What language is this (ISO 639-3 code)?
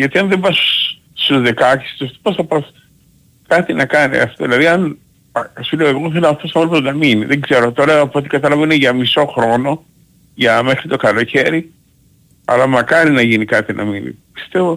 ell